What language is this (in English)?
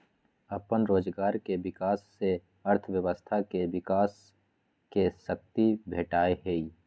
Magahi